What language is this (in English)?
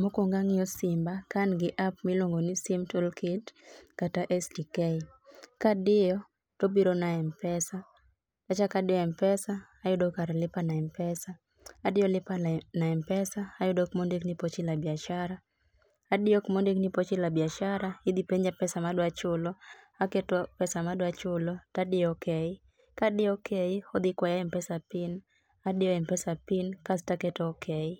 Luo (Kenya and Tanzania)